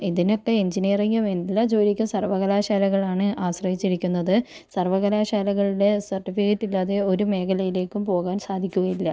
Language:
Malayalam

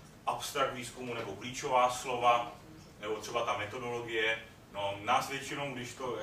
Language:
Czech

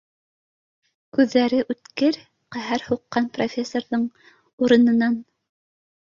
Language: Bashkir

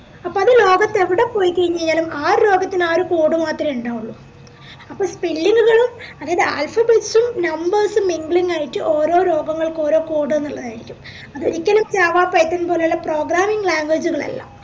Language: Malayalam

